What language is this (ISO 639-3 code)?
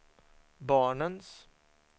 swe